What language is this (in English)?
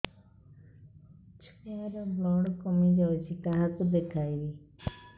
Odia